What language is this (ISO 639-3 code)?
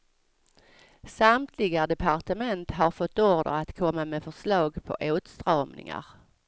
swe